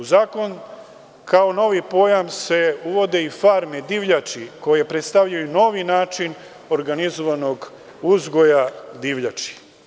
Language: Serbian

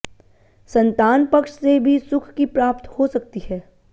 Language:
Hindi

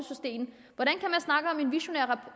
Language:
Danish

